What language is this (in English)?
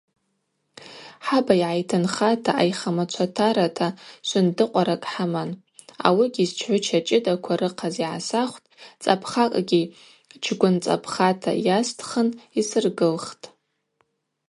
Abaza